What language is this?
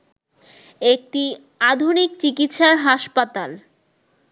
Bangla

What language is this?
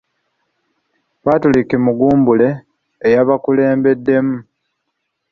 Ganda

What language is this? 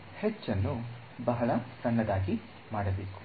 Kannada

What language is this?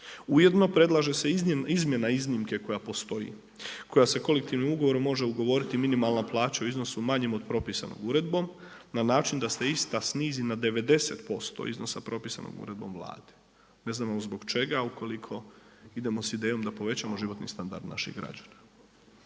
Croatian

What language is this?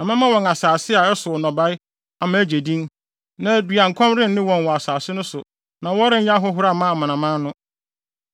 Akan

